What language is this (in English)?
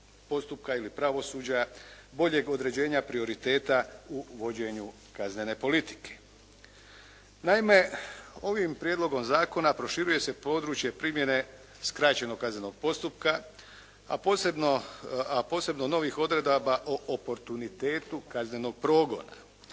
Croatian